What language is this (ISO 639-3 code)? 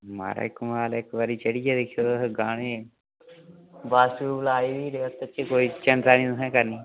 doi